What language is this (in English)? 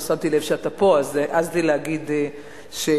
Hebrew